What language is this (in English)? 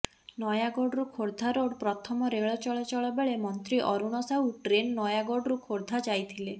Odia